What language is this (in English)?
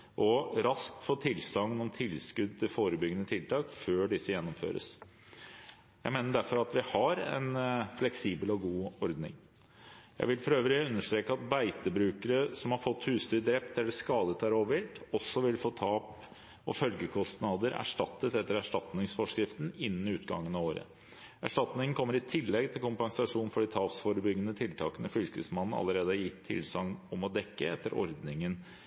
Norwegian Bokmål